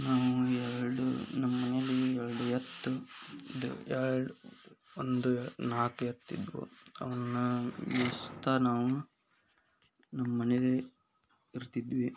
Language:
Kannada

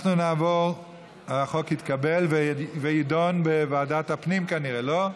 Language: Hebrew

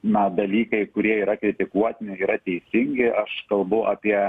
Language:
Lithuanian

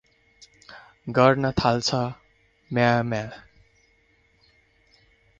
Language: Nepali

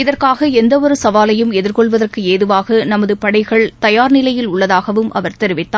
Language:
Tamil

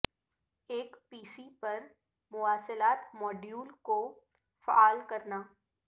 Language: Urdu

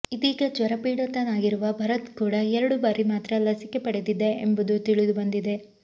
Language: Kannada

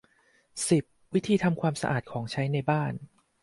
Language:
Thai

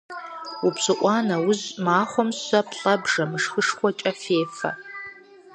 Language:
Kabardian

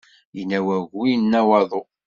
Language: Kabyle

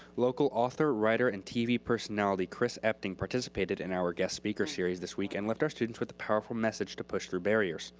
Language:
English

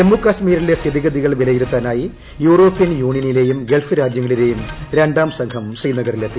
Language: Malayalam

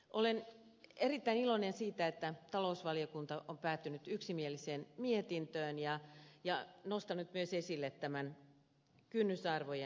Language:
Finnish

